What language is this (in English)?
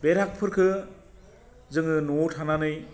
Bodo